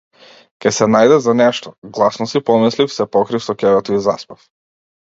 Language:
Macedonian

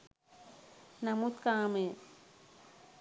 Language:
Sinhala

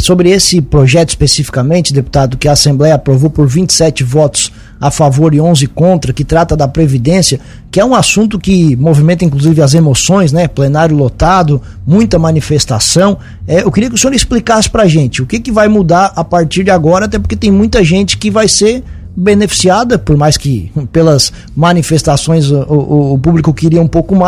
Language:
Portuguese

